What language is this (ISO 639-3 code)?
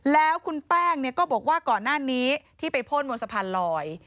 tha